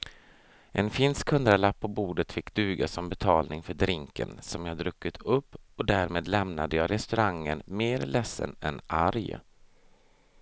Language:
Swedish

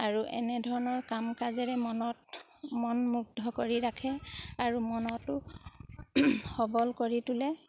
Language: Assamese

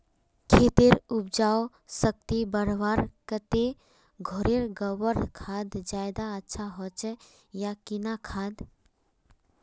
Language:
Magahi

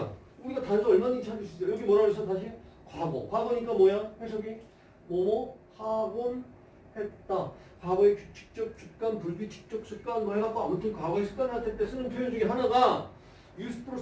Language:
Korean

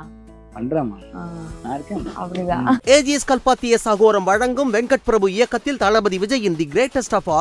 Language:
Korean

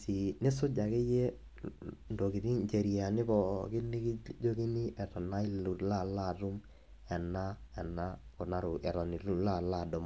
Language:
Masai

